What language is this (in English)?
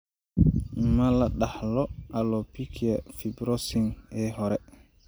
Somali